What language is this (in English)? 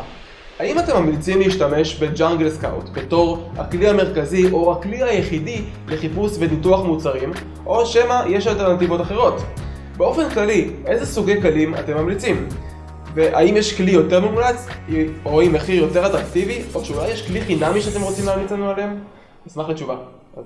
Hebrew